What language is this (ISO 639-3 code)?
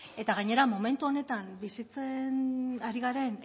eus